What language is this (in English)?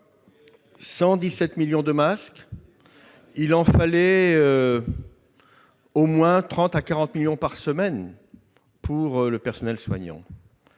French